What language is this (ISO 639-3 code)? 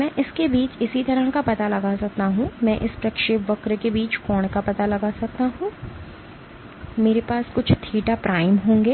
hin